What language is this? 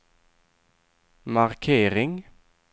Swedish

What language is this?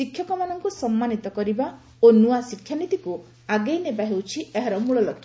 Odia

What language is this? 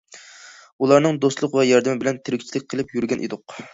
Uyghur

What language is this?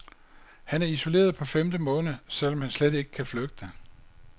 Danish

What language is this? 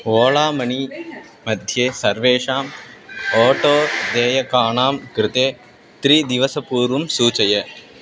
Sanskrit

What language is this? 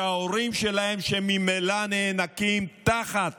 Hebrew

